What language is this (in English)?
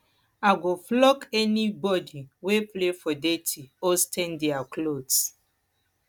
Nigerian Pidgin